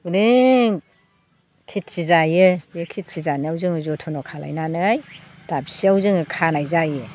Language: Bodo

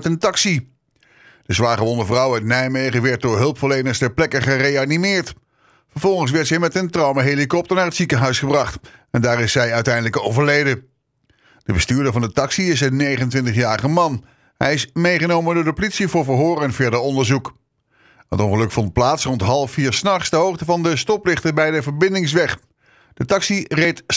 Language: Dutch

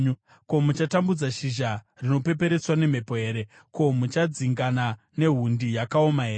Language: Shona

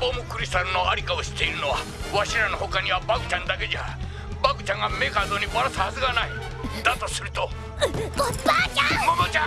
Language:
Japanese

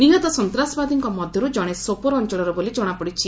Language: Odia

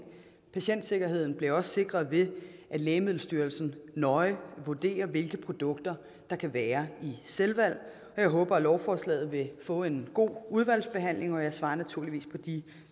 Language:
Danish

